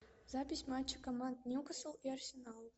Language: Russian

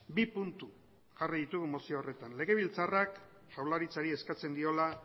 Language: Basque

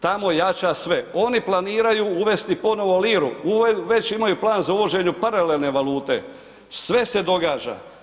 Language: Croatian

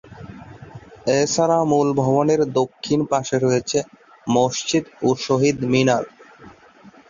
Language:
Bangla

